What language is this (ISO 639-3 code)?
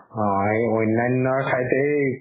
asm